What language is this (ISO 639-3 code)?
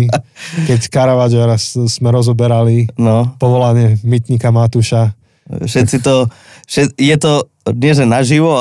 slk